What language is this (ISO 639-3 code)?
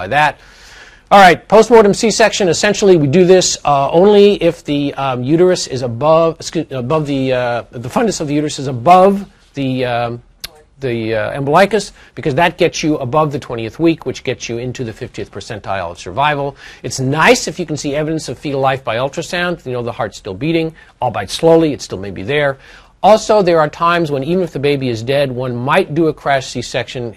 eng